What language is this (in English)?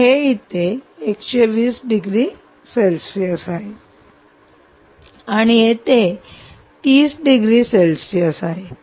Marathi